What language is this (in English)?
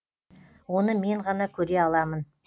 Kazakh